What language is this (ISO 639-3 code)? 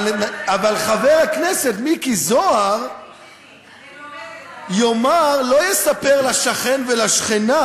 heb